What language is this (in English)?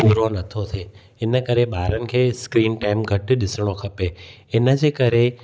Sindhi